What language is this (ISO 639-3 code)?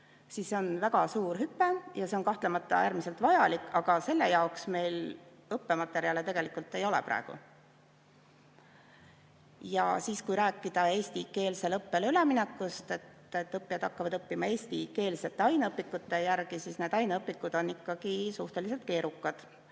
est